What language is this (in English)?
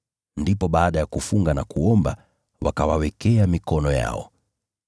Swahili